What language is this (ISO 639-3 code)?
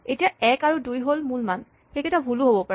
asm